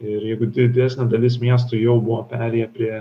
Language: Lithuanian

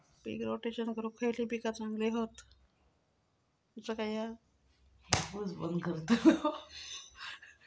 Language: Marathi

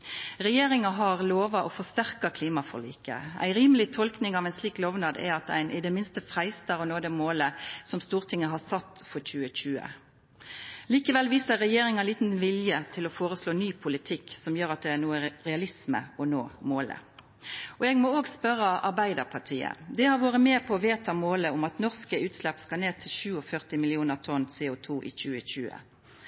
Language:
Norwegian Nynorsk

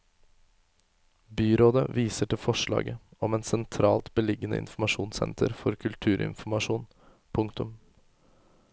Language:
Norwegian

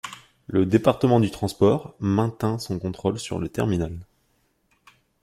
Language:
French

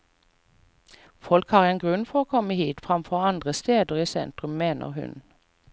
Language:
Norwegian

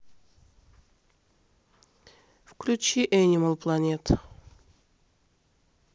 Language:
Russian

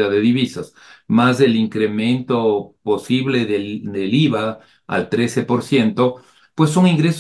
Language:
Spanish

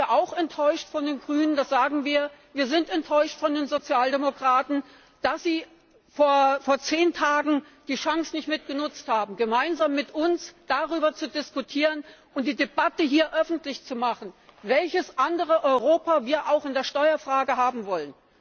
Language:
German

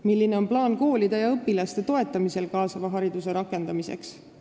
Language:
Estonian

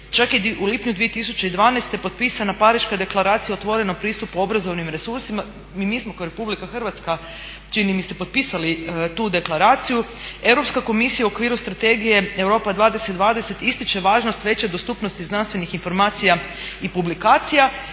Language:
Croatian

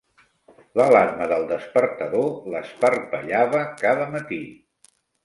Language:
Catalan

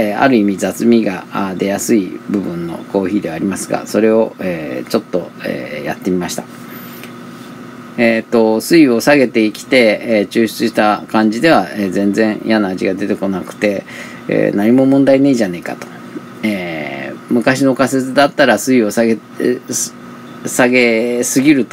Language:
Japanese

